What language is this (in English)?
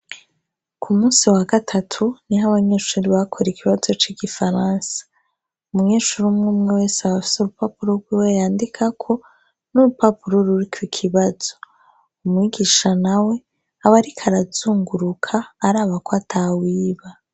Rundi